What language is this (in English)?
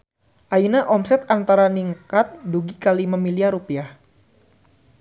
Sundanese